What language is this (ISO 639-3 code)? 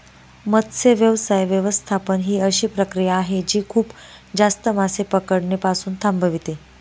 mar